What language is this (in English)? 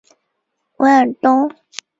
Chinese